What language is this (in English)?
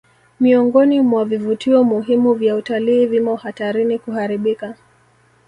Swahili